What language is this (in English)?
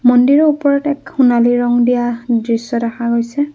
Assamese